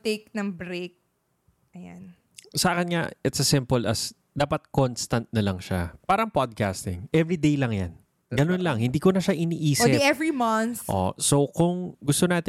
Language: Filipino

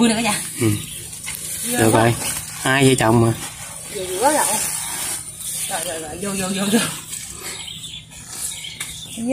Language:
Vietnamese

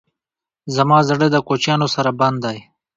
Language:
Pashto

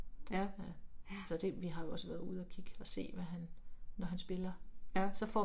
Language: Danish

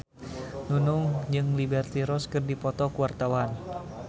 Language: Sundanese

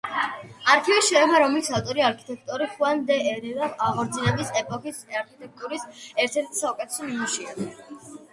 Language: Georgian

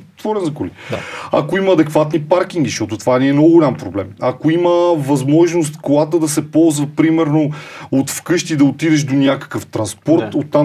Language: Bulgarian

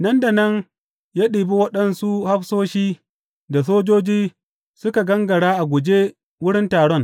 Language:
Hausa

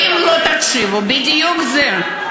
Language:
Hebrew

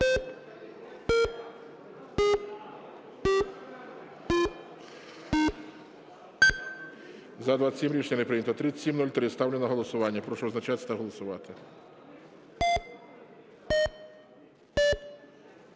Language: Ukrainian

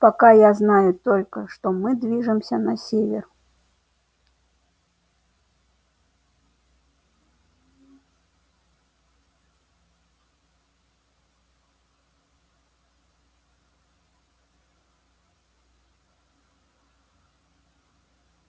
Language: Russian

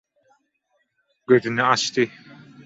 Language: Turkmen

